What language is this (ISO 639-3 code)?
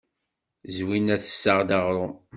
kab